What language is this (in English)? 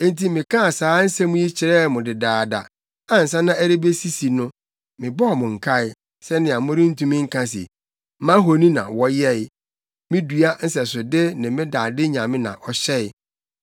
Akan